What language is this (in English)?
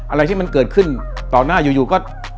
Thai